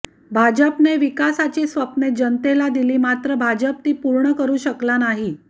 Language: Marathi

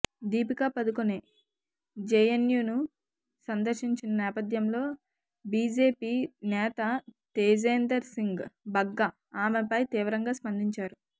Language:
Telugu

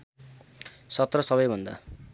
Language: Nepali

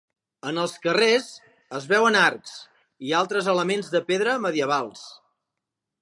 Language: Catalan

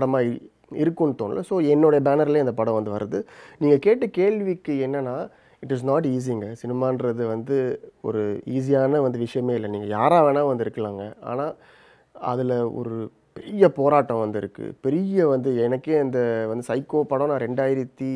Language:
Tamil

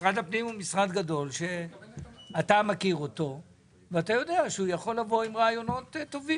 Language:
Hebrew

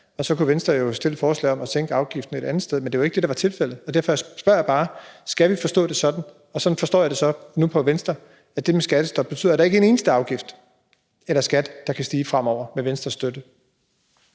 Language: Danish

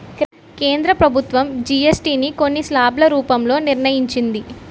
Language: Telugu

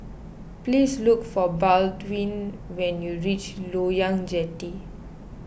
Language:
English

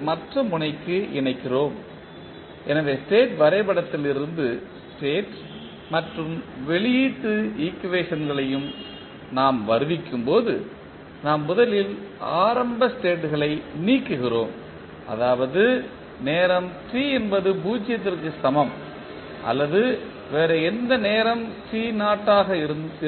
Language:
Tamil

